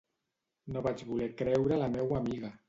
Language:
Catalan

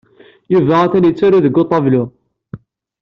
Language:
Kabyle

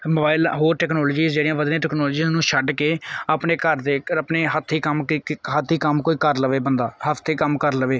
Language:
Punjabi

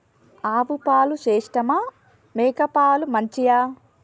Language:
Telugu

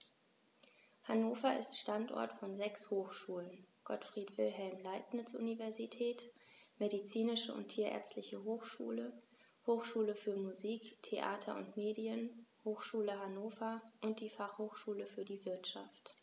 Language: German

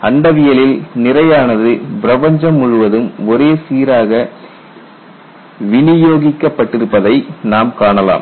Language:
Tamil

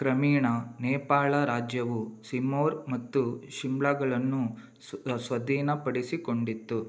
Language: Kannada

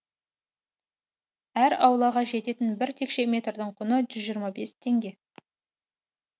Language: Kazakh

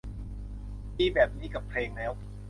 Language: Thai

